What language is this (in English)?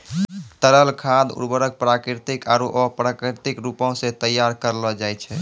Maithili